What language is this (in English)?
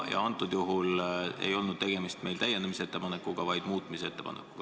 Estonian